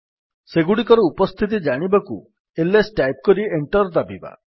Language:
Odia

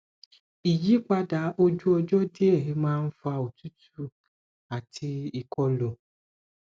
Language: Yoruba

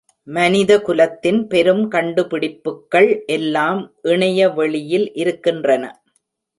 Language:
Tamil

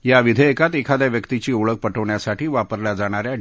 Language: Marathi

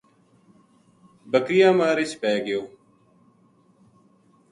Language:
Gujari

